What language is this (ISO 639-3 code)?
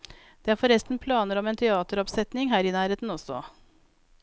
nor